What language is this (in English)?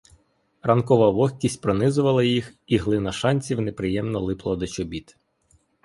Ukrainian